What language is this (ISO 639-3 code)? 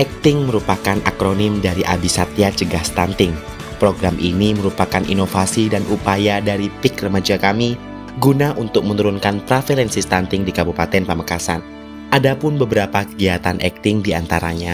ind